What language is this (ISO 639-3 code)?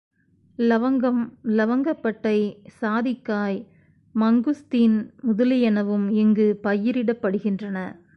tam